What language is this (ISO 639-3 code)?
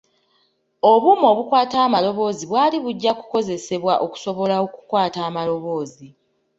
lug